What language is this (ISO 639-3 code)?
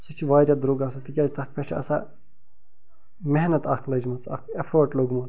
kas